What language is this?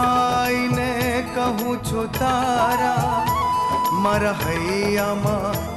Hindi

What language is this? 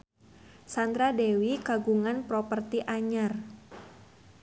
Sundanese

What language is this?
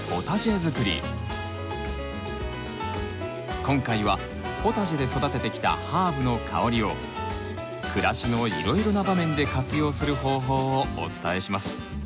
Japanese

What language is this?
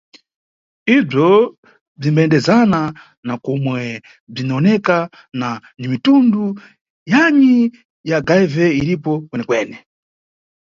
Nyungwe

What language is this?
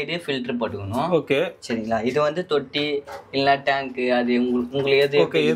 Korean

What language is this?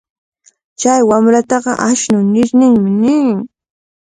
Cajatambo North Lima Quechua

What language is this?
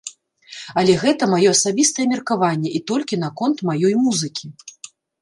Belarusian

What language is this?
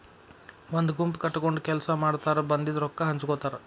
Kannada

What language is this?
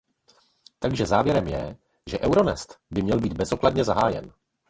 Czech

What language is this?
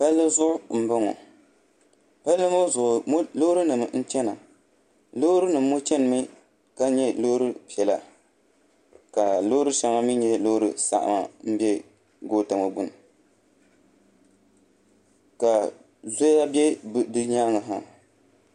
Dagbani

